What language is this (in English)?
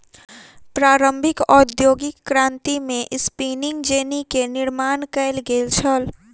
Maithili